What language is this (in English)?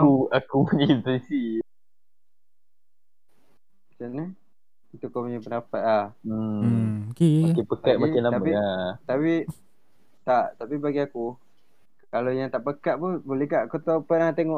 Malay